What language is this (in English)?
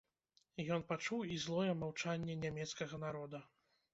Belarusian